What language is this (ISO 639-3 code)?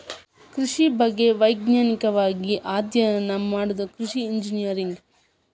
kan